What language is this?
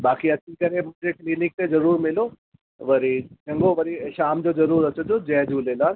Sindhi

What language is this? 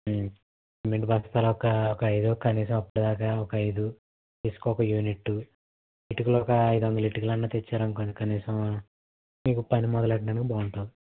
Telugu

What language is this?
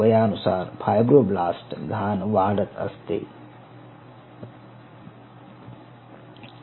Marathi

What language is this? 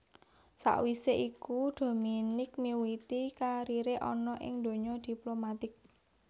Javanese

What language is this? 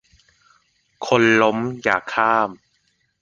Thai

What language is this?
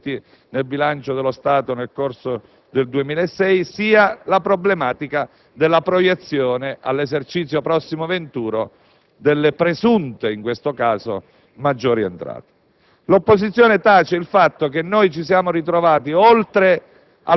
Italian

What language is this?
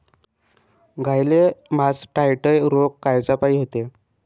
Marathi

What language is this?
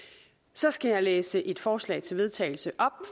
Danish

